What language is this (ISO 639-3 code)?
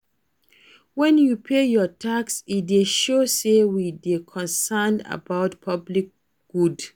pcm